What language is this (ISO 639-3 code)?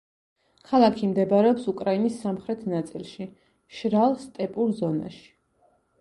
kat